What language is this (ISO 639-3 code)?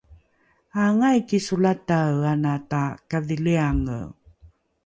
dru